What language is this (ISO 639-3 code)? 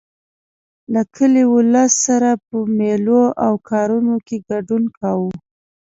pus